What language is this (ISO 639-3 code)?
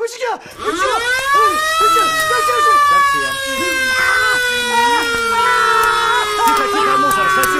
rus